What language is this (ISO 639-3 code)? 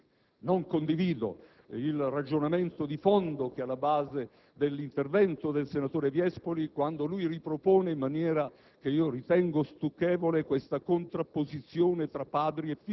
ita